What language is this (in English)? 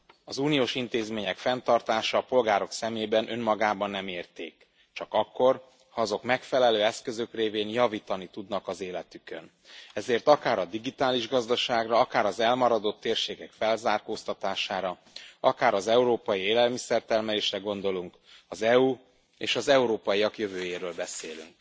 Hungarian